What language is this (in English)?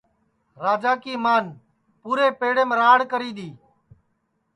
Sansi